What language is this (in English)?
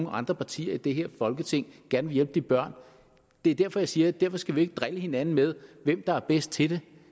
Danish